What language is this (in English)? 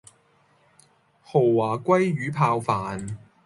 Cantonese